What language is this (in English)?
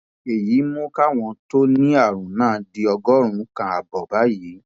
Yoruba